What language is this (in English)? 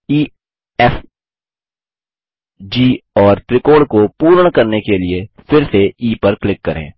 Hindi